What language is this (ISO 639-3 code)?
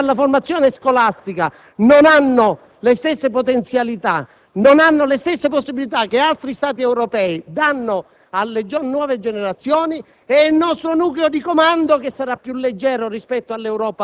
ita